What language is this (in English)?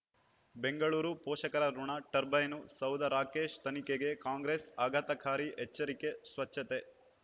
Kannada